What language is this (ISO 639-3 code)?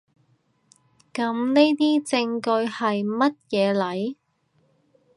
yue